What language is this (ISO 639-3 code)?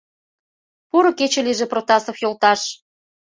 chm